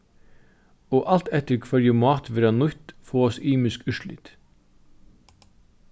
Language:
Faroese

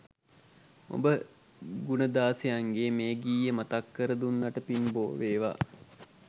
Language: Sinhala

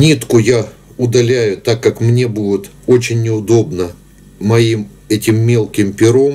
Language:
Russian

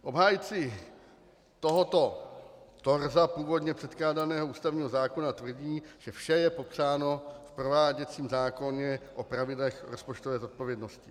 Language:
Czech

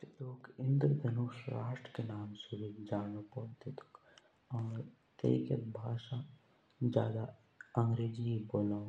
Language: Jaunsari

